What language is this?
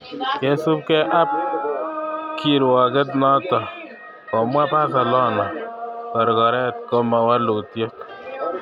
Kalenjin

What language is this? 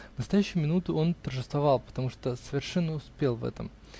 Russian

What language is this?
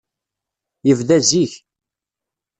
Kabyle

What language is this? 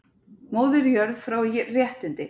Icelandic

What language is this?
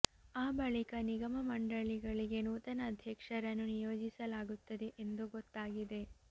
Kannada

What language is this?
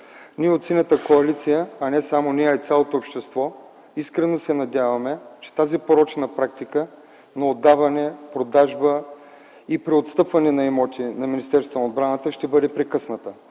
Bulgarian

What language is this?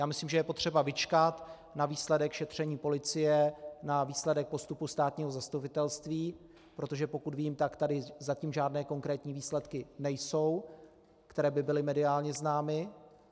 Czech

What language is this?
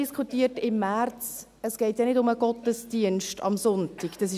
Swiss German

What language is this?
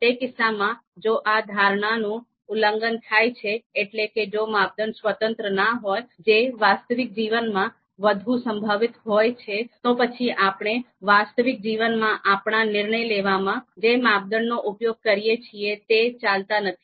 Gujarati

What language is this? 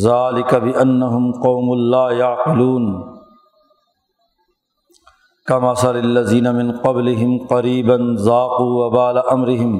Urdu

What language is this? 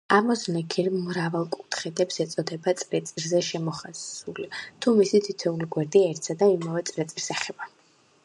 Georgian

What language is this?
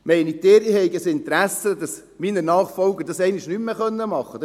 Swiss German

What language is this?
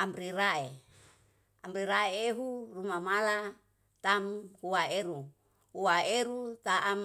Yalahatan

